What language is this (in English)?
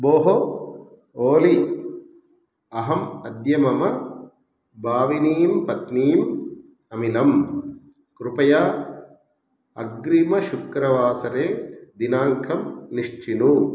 Sanskrit